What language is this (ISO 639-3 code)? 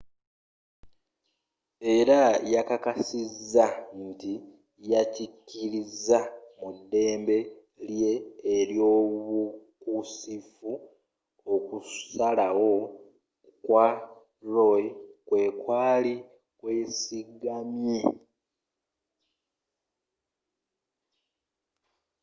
lug